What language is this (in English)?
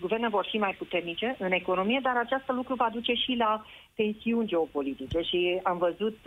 Romanian